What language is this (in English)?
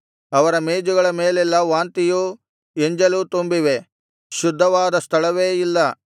Kannada